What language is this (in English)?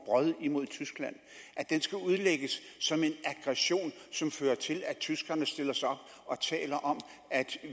Danish